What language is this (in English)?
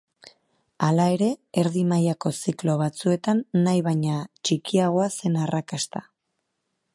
Basque